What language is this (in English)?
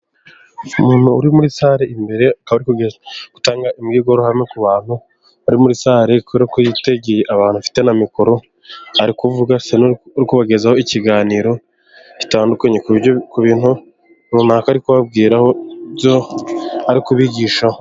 Kinyarwanda